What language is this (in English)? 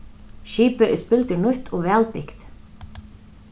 Faroese